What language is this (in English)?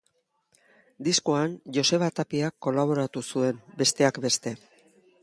Basque